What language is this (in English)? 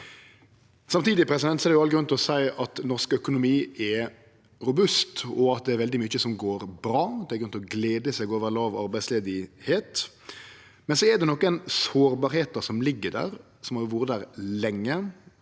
Norwegian